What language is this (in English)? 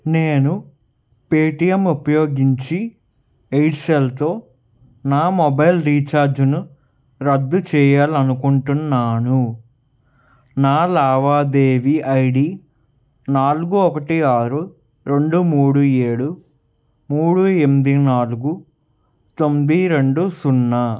Telugu